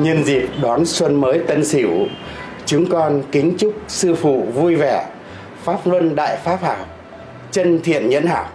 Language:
Vietnamese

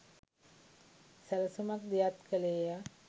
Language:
Sinhala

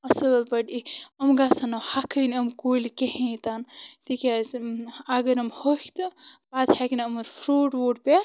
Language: Kashmiri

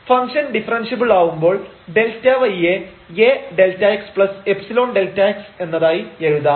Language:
Malayalam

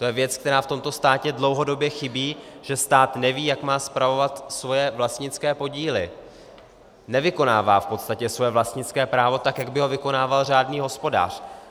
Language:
Czech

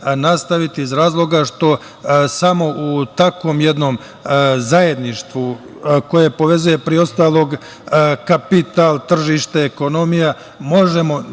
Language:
Serbian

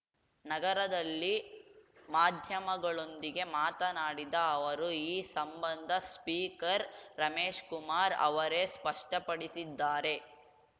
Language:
Kannada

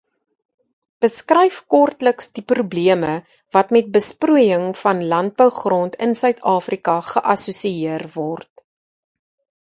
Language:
Afrikaans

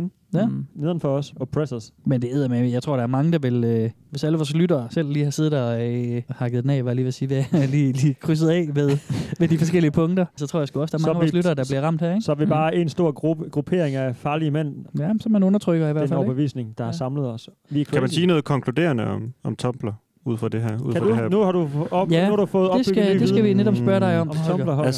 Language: Danish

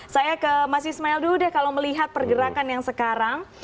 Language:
Indonesian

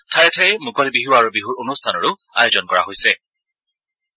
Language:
Assamese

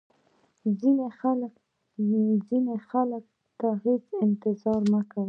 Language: Pashto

